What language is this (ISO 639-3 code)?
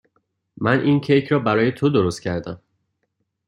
fas